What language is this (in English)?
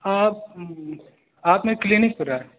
Urdu